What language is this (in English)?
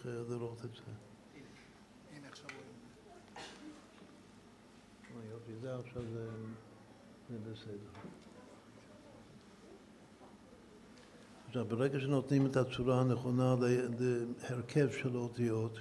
Hebrew